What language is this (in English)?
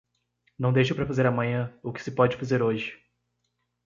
Portuguese